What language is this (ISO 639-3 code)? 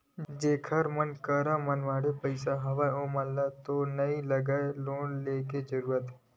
hne